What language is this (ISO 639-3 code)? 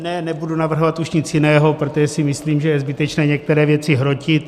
ces